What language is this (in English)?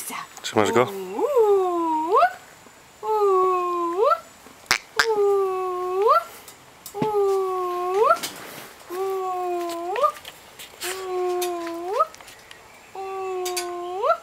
Polish